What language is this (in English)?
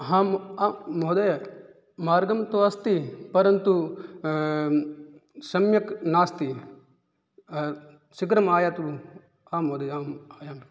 Sanskrit